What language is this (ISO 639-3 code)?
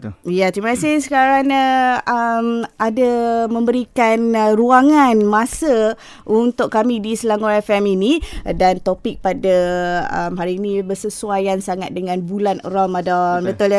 msa